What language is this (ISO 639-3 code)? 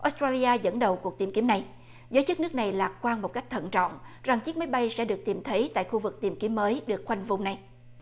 vie